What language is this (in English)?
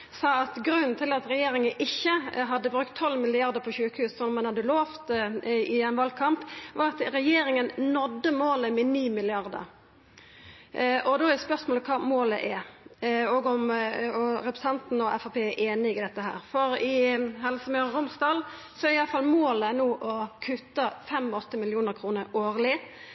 Norwegian Nynorsk